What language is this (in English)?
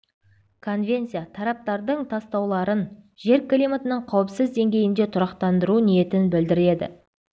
Kazakh